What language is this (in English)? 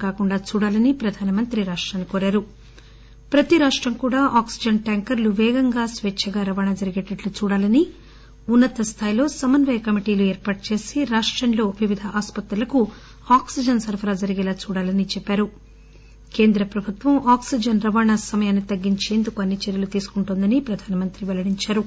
Telugu